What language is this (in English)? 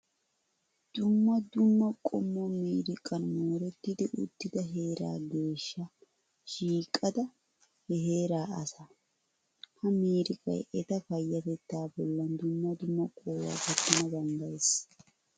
Wolaytta